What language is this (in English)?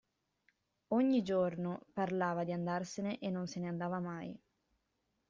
Italian